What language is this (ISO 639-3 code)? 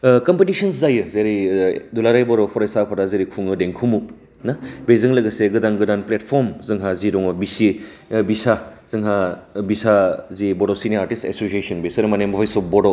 brx